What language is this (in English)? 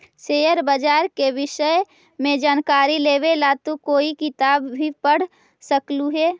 Magahi